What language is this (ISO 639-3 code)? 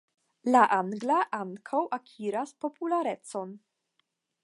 epo